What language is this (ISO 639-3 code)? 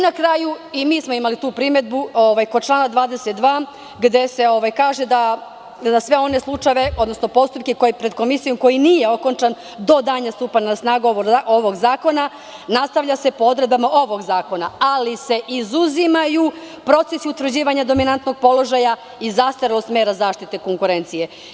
srp